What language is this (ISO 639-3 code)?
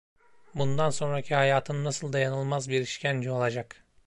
tur